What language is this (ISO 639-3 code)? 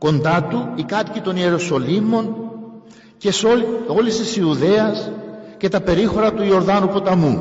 ell